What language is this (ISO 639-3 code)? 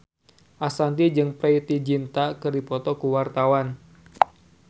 sun